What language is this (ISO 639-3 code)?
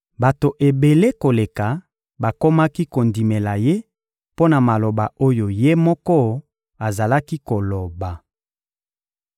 lin